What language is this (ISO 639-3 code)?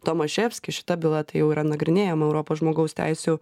lit